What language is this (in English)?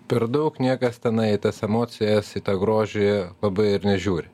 Lithuanian